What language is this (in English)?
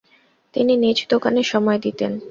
Bangla